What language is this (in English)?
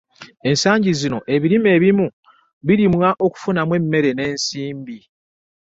Ganda